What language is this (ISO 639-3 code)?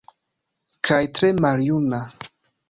epo